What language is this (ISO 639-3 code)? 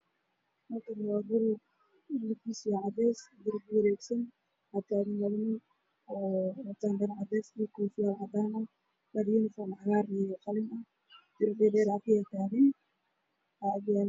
som